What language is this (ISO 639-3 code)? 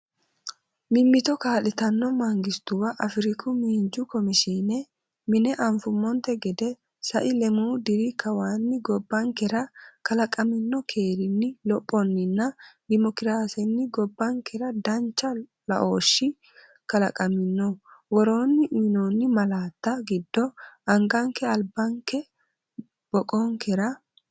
sid